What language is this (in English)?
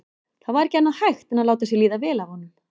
Icelandic